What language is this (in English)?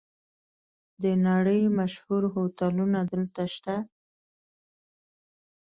Pashto